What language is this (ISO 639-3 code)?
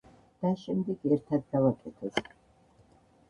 kat